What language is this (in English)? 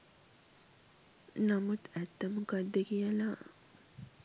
Sinhala